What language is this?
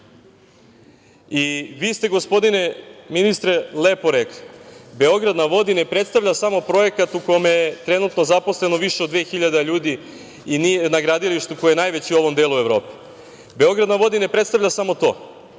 Serbian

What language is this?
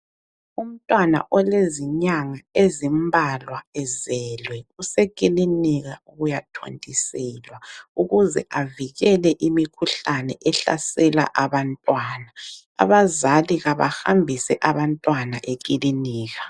North Ndebele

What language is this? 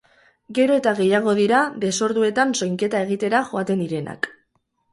Basque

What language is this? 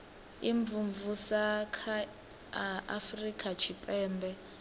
Venda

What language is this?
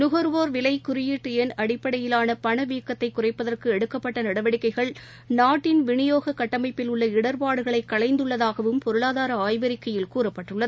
Tamil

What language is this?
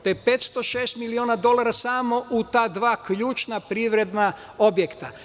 Serbian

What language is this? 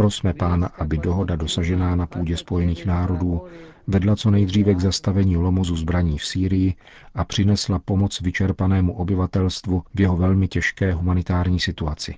Czech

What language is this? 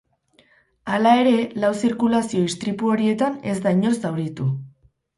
Basque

